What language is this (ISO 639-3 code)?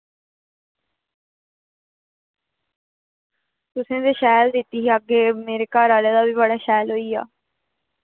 doi